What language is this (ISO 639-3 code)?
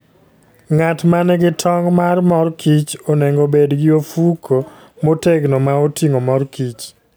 luo